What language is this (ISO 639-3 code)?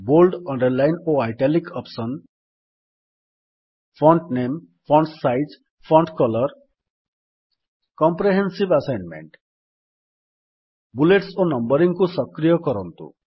ori